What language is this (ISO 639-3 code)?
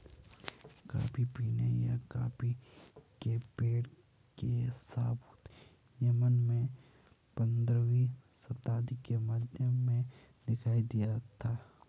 hin